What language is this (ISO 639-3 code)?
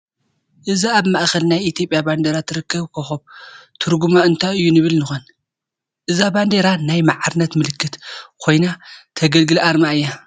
tir